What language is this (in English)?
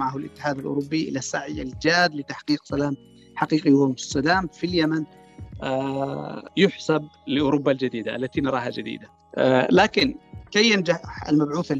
Arabic